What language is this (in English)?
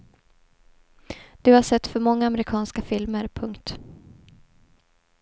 Swedish